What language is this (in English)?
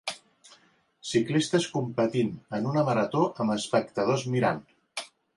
Catalan